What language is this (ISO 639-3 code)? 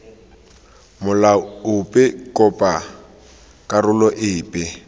tsn